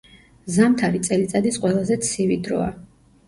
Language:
Georgian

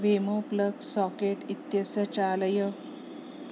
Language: Sanskrit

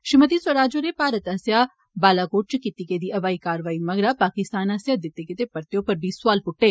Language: Dogri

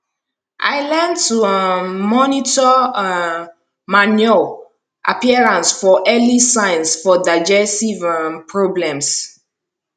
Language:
Nigerian Pidgin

